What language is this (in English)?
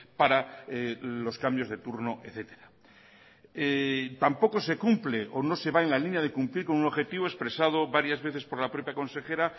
Spanish